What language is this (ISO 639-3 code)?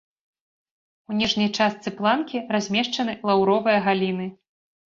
bel